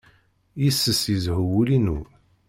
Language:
Kabyle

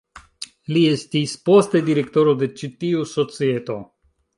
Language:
Esperanto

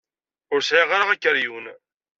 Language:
Kabyle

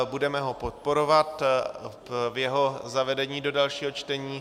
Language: Czech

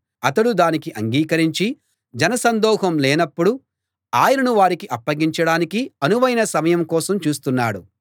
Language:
Telugu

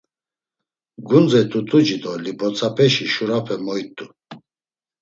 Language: Laz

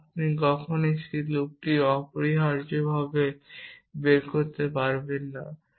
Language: Bangla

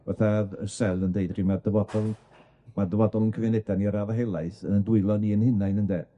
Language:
Welsh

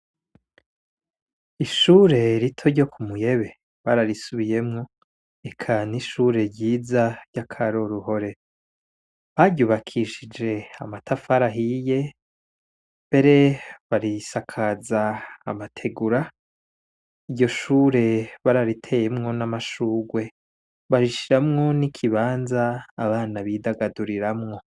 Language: Rundi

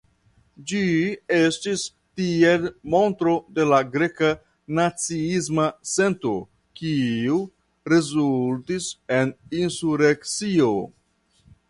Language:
Esperanto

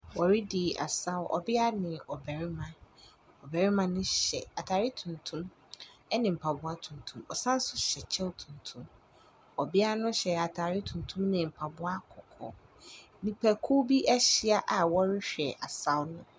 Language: Akan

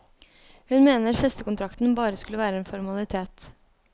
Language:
Norwegian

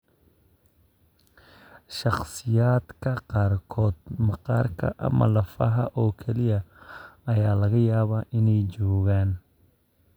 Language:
Somali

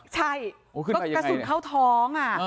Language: Thai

